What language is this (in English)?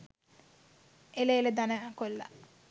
Sinhala